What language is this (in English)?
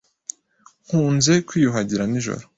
Kinyarwanda